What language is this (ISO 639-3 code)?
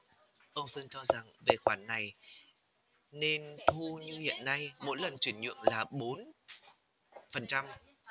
vie